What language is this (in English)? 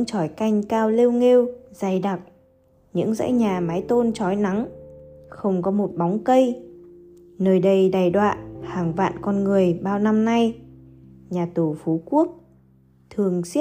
Vietnamese